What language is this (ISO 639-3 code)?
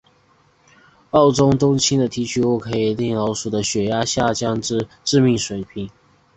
zho